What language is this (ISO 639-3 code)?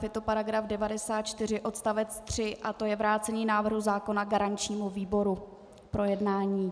ces